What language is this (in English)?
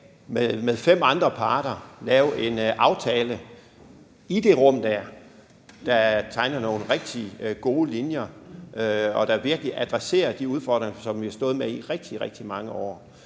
Danish